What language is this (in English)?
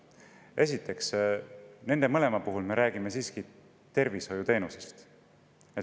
Estonian